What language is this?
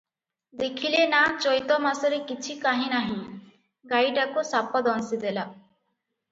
Odia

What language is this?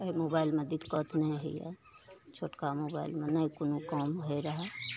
Maithili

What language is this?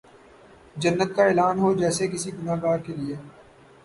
Urdu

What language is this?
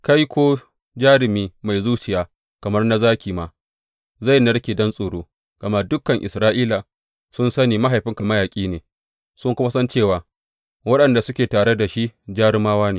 Hausa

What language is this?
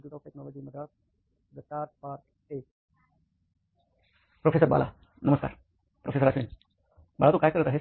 Marathi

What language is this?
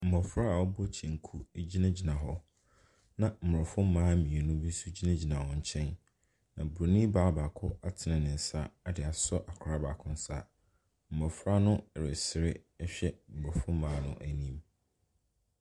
Akan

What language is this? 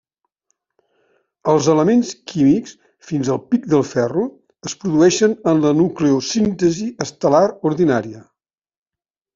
Catalan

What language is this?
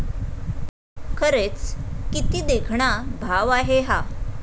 Marathi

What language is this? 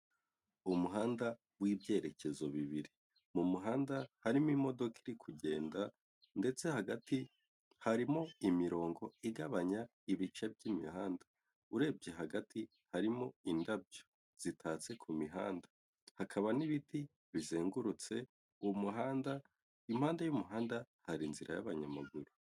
Kinyarwanda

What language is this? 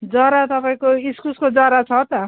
Nepali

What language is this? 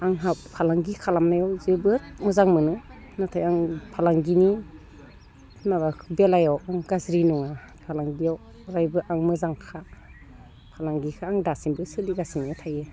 Bodo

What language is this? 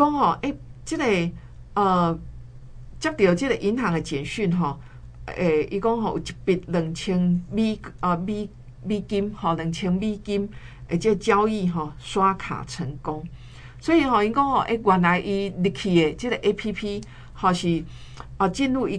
Chinese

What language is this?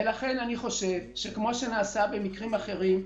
Hebrew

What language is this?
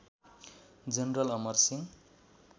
Nepali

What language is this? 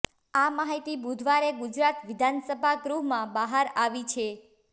Gujarati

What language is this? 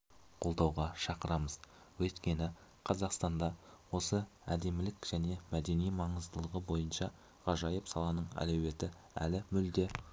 Kazakh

